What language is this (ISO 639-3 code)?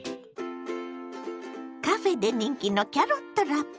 jpn